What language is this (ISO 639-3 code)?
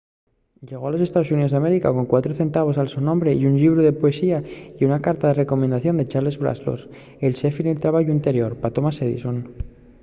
ast